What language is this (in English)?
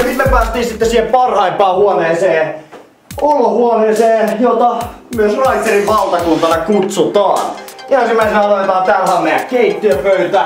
Finnish